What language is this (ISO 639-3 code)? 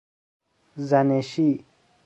fas